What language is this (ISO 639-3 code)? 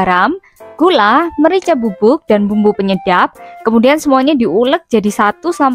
ind